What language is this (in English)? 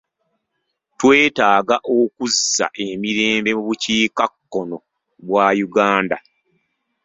Ganda